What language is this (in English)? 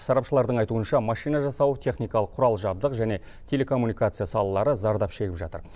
Kazakh